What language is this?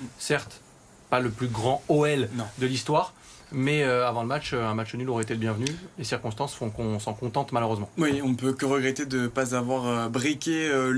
French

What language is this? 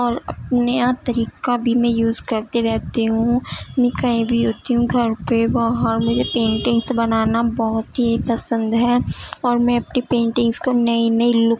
Urdu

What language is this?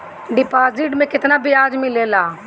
Bhojpuri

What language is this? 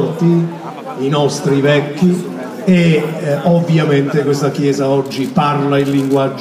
Italian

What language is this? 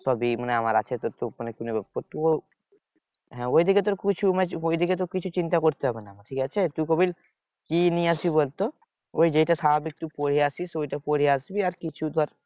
Bangla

